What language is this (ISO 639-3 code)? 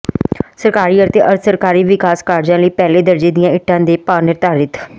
pan